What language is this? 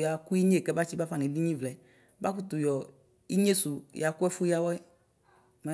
Ikposo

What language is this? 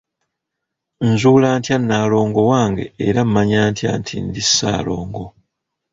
Ganda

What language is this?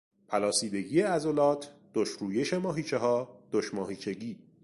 Persian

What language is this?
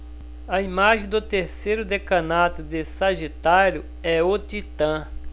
Portuguese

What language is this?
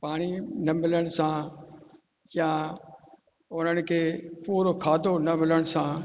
Sindhi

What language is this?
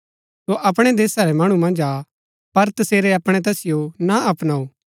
Gaddi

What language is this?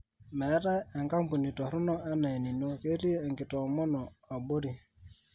Masai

